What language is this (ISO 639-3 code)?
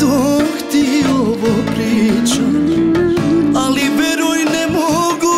ron